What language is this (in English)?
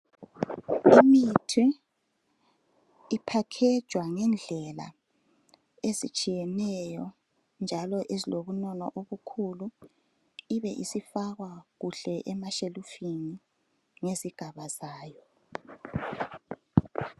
North Ndebele